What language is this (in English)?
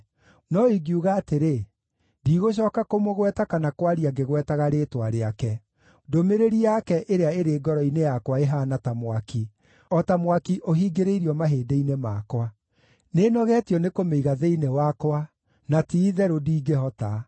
Kikuyu